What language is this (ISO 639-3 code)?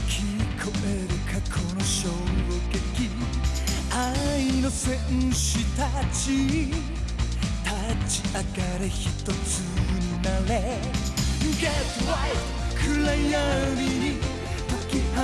jpn